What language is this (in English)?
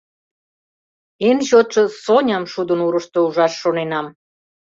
Mari